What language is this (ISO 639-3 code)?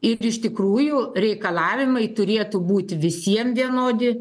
lit